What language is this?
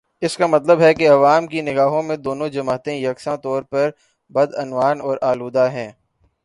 Urdu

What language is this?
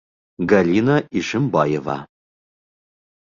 Bashkir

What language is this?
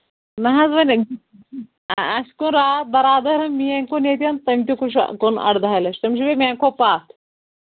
Kashmiri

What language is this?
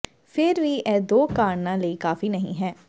Punjabi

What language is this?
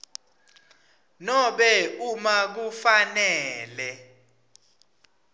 Swati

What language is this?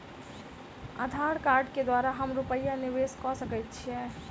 Maithili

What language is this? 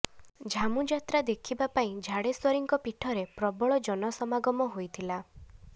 Odia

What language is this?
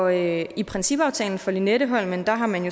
Danish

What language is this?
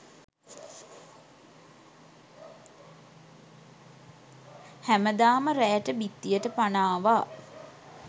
Sinhala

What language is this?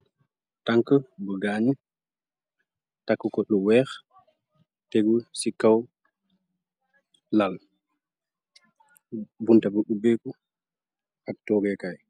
Wolof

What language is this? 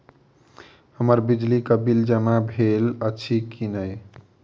Maithili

